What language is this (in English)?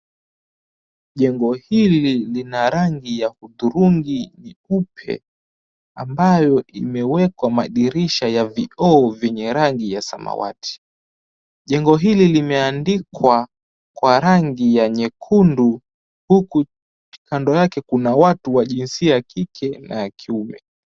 Swahili